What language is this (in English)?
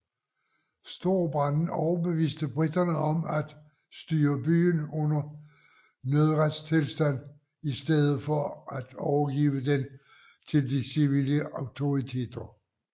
Danish